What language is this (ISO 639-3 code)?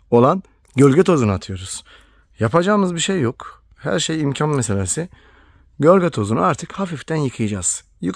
tur